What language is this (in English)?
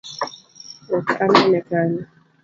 Luo (Kenya and Tanzania)